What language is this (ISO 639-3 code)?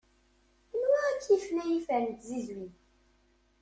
kab